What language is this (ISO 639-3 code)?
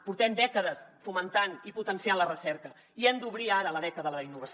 cat